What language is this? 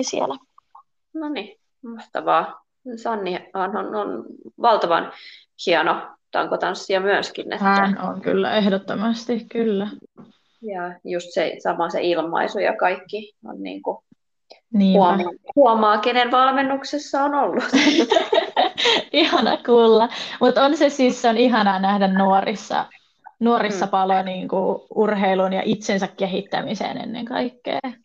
Finnish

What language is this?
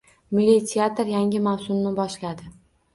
Uzbek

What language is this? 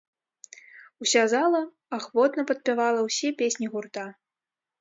Belarusian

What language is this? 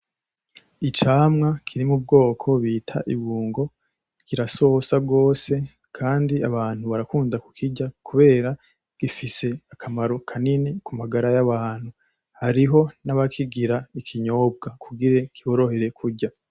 Rundi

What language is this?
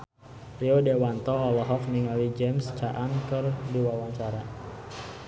Sundanese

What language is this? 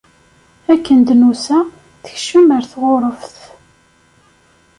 Kabyle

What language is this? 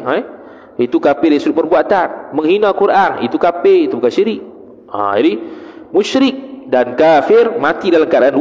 Malay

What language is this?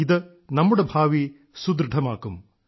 Malayalam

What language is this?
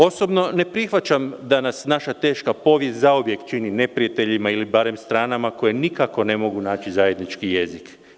Serbian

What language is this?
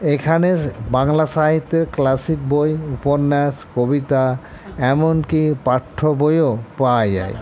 Bangla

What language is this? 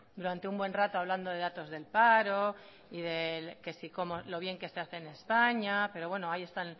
Spanish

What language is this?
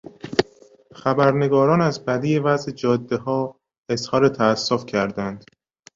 Persian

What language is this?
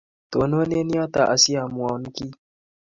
Kalenjin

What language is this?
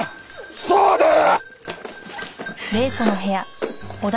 Japanese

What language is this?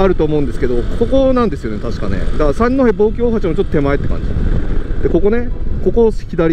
Japanese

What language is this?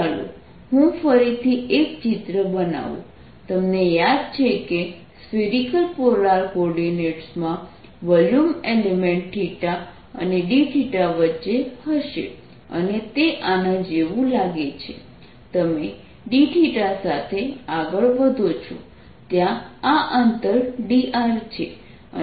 Gujarati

